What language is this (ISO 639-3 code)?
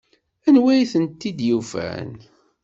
kab